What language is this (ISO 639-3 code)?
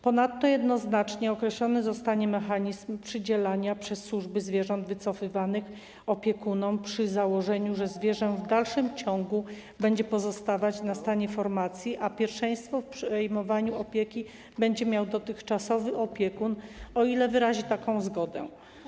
pol